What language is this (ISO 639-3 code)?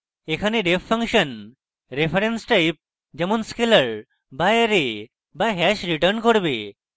ben